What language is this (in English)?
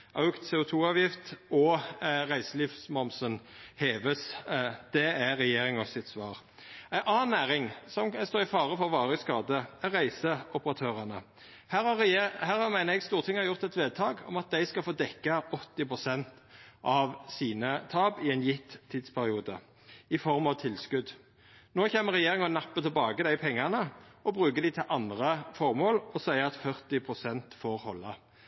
Norwegian Nynorsk